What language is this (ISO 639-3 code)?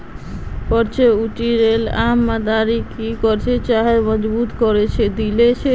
mag